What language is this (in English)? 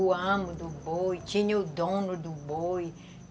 Portuguese